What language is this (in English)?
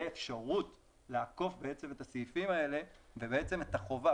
Hebrew